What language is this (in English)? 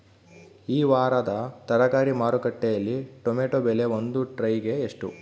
Kannada